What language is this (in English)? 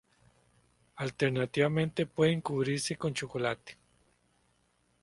Spanish